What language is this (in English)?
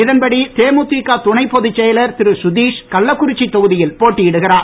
Tamil